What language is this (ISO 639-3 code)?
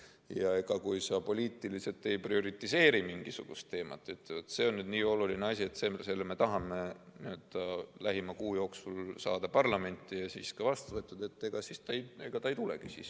est